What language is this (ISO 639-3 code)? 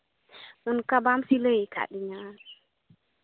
sat